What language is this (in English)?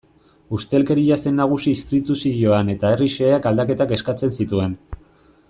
Basque